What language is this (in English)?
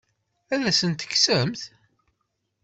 Kabyle